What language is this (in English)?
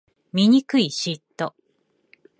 Japanese